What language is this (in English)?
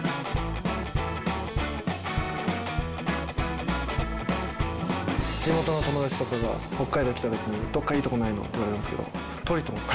Japanese